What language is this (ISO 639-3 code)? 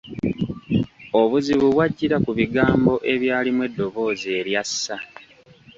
lug